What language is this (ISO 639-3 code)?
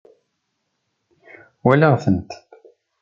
kab